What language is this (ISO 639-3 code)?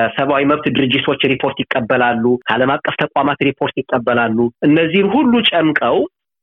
amh